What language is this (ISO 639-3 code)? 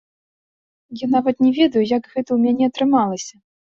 bel